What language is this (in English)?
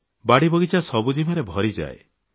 Odia